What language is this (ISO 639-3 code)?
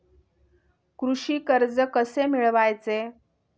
mar